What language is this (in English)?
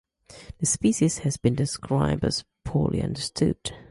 English